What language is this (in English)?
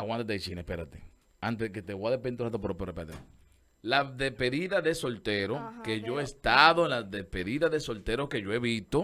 Spanish